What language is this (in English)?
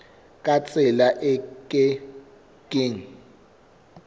Southern Sotho